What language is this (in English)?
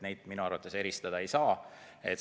Estonian